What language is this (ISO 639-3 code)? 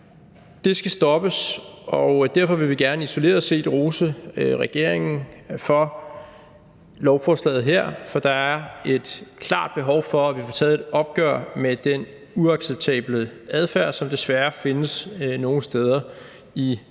dan